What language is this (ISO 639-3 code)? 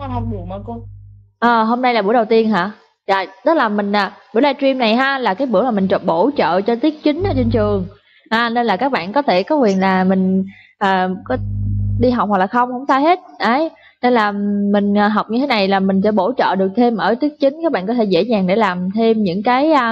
vie